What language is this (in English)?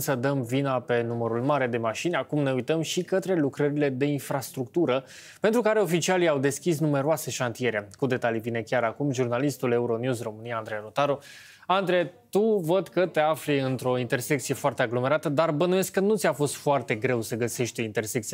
Romanian